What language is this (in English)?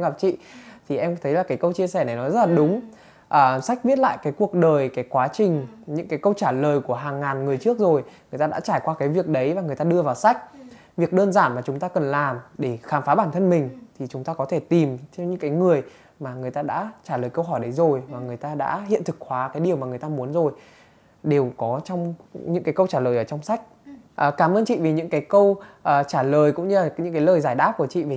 Vietnamese